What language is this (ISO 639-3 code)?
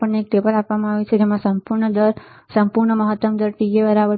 guj